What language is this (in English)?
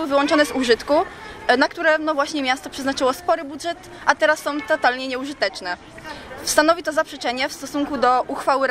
Polish